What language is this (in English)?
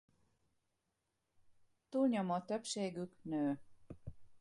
Hungarian